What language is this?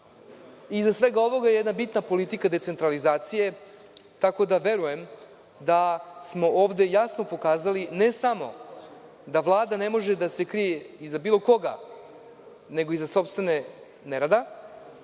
Serbian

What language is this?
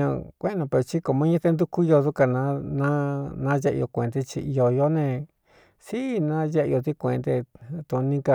Cuyamecalco Mixtec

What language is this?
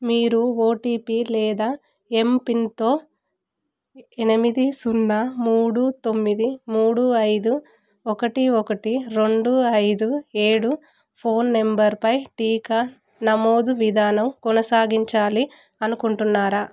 Telugu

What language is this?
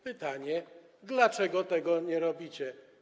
Polish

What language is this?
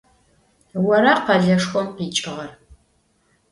Adyghe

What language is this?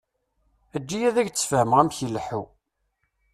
Kabyle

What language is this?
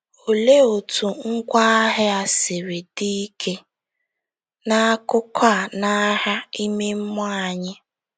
Igbo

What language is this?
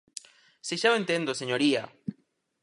Galician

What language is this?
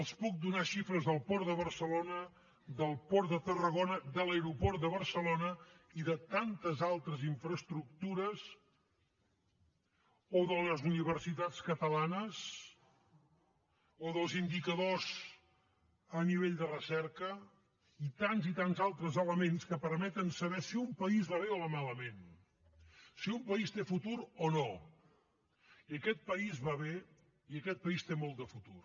Catalan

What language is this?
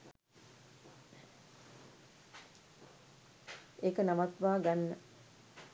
Sinhala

